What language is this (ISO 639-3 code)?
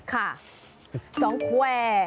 tha